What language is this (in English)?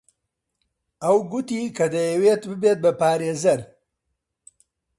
Central Kurdish